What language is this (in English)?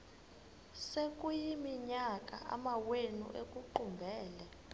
Xhosa